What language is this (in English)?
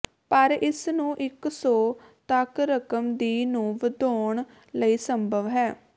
Punjabi